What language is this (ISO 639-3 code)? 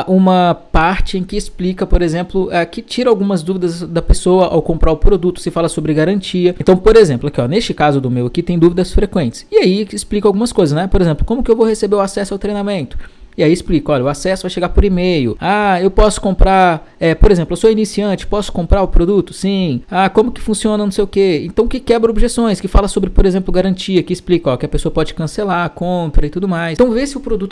por